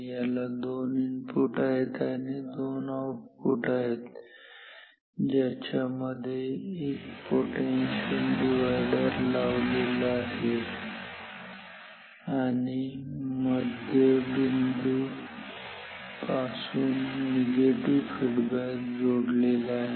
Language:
Marathi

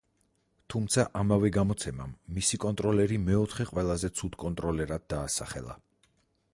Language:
Georgian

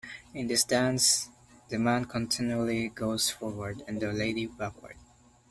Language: English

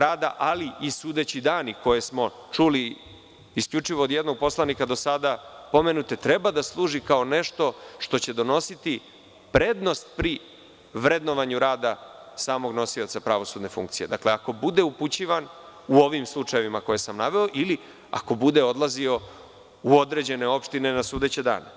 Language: Serbian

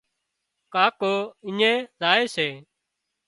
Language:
Wadiyara Koli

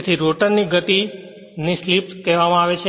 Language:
Gujarati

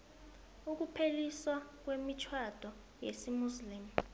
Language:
South Ndebele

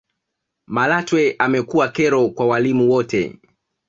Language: Swahili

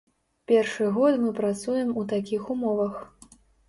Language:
Belarusian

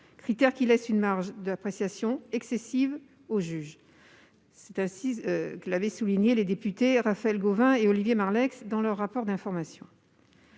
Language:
French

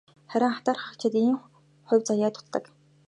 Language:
Mongolian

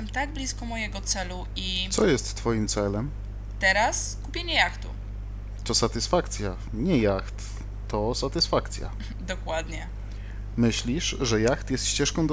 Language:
Polish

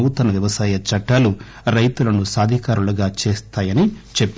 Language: Telugu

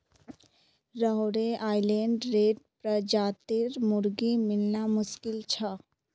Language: Magahi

